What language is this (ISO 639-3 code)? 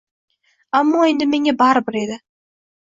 uzb